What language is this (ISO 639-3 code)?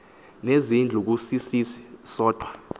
xho